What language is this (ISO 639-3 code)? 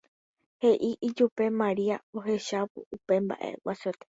grn